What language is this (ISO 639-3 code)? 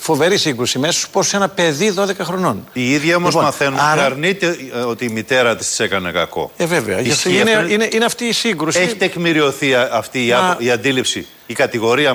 ell